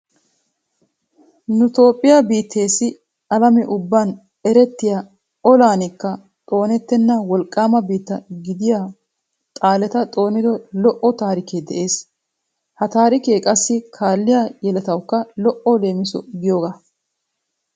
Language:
Wolaytta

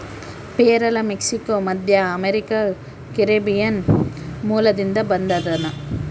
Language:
Kannada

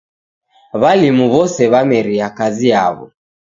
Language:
Taita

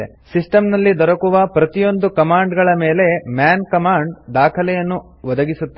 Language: Kannada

